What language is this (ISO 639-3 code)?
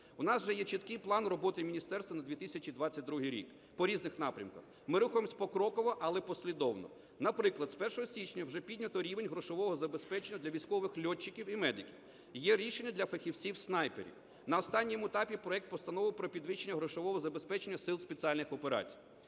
ukr